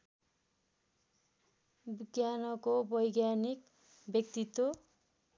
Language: Nepali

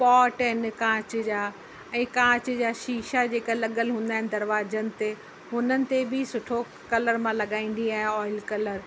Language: Sindhi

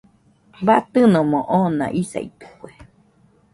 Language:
Nüpode Huitoto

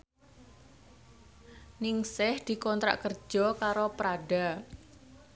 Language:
Javanese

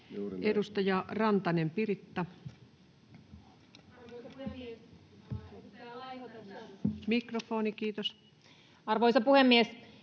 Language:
Finnish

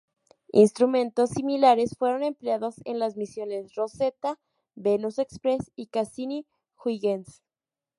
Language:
Spanish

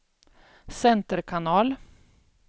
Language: Swedish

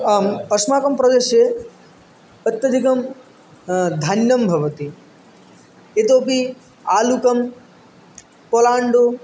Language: Sanskrit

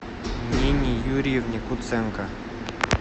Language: Russian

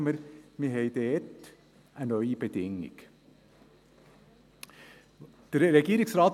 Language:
Swiss German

